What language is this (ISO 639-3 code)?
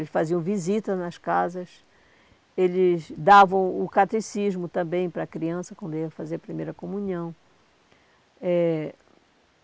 por